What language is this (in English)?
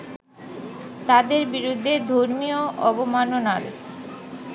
Bangla